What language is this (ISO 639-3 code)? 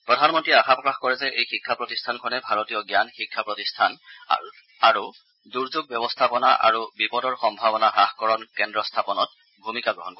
asm